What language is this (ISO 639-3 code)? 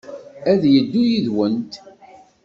kab